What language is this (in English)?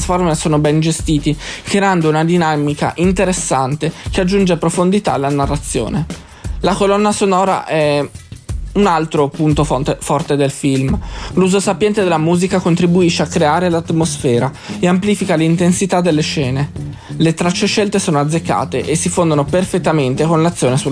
Italian